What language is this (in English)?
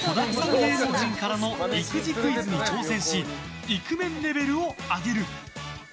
Japanese